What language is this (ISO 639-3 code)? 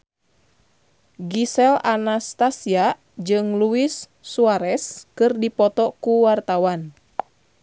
sun